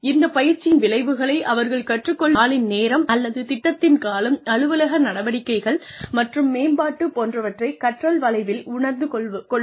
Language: Tamil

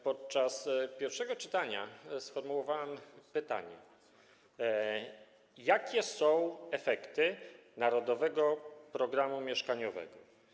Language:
Polish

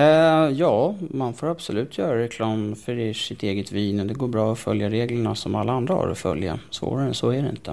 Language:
Swedish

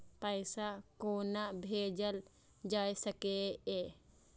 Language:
Maithili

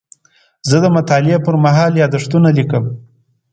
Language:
Pashto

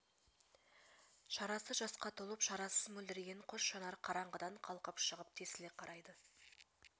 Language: Kazakh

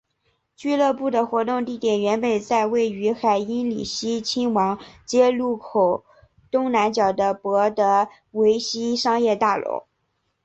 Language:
Chinese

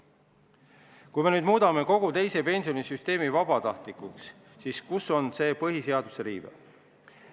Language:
Estonian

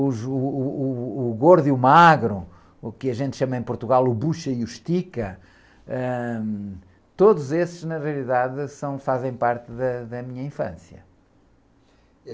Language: Portuguese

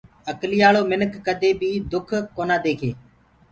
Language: Gurgula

